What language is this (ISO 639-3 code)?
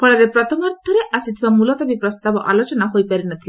ori